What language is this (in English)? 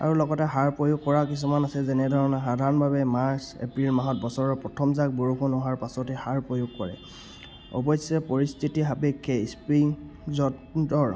Assamese